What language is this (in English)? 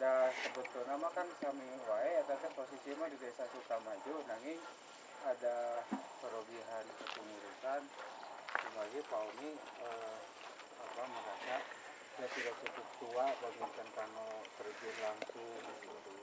Indonesian